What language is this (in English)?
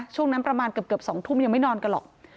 Thai